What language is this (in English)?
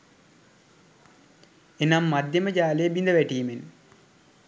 Sinhala